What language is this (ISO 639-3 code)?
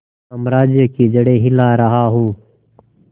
hin